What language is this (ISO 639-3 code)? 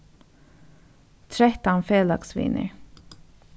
fao